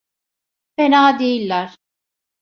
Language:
Turkish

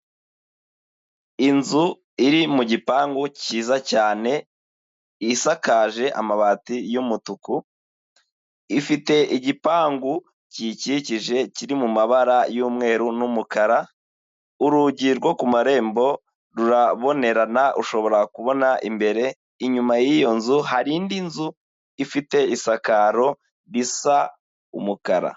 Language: Kinyarwanda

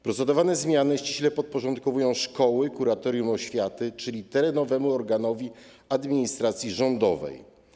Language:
Polish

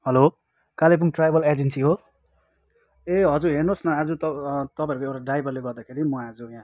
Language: Nepali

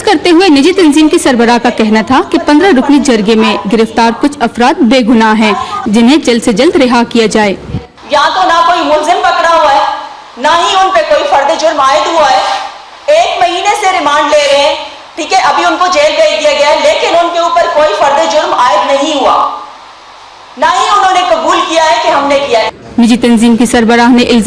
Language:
Dutch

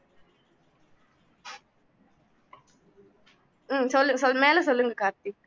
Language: Tamil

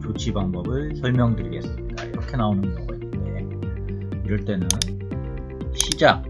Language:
Korean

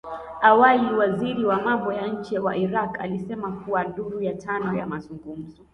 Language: Swahili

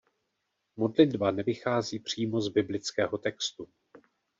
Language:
Czech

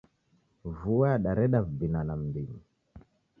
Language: Taita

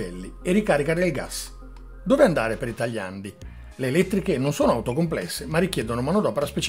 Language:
Italian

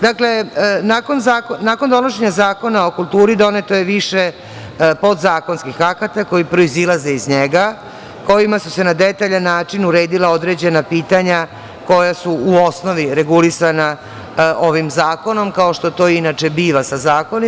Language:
Serbian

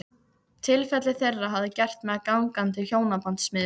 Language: Icelandic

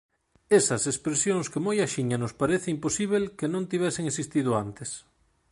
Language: Galician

